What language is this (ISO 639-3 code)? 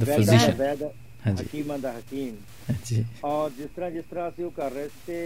pan